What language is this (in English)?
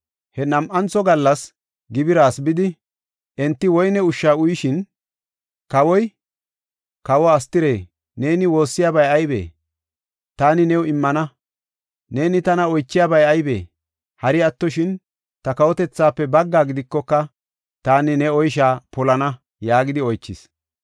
Gofa